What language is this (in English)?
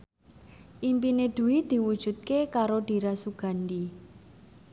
Javanese